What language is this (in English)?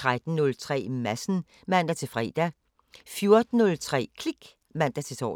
Danish